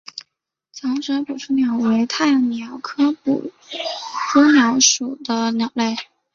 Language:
Chinese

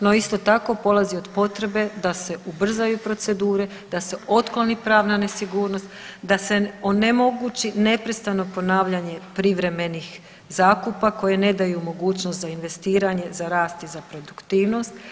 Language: Croatian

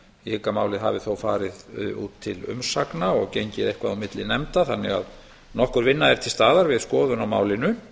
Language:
Icelandic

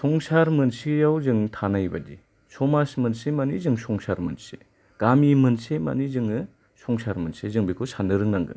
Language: Bodo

